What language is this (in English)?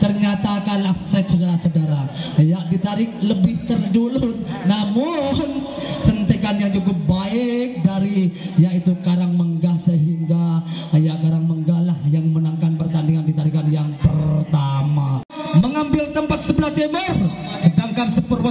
Indonesian